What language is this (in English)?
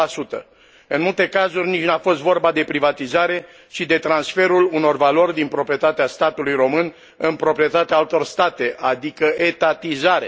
Romanian